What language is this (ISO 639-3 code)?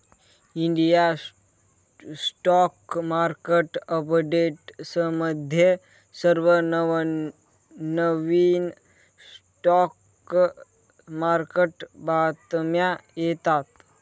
mar